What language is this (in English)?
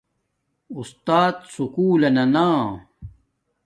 Domaaki